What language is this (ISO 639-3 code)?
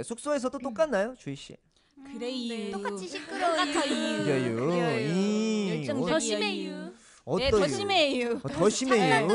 kor